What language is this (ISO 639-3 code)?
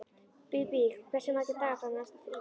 isl